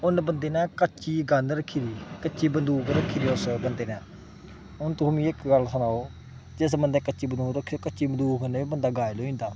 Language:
Dogri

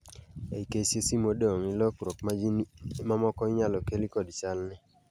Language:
Luo (Kenya and Tanzania)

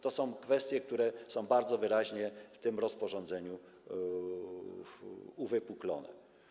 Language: Polish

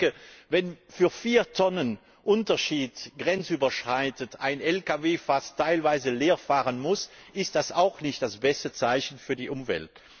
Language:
German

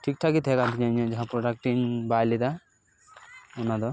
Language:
Santali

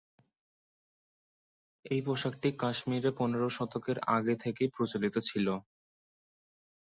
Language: Bangla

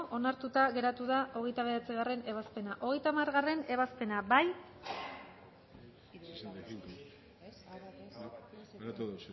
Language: Basque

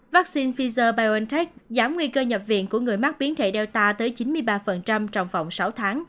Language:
Vietnamese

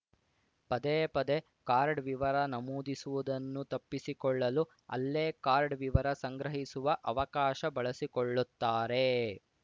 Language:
Kannada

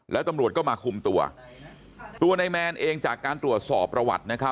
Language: Thai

